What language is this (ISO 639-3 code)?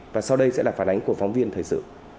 vie